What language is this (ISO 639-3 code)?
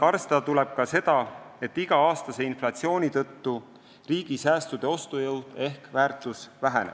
est